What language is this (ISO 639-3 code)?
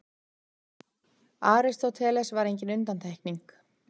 isl